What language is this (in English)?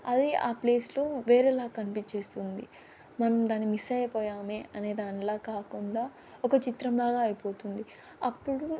Telugu